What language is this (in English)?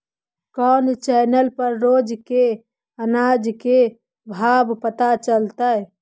Magahi